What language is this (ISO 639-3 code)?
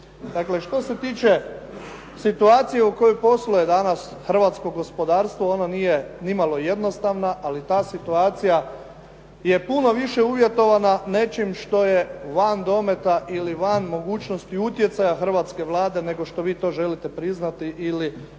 hrv